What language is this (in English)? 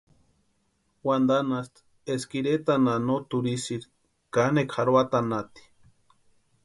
Western Highland Purepecha